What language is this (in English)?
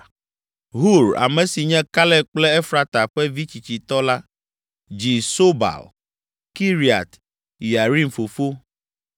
Ewe